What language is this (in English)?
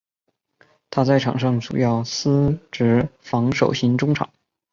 Chinese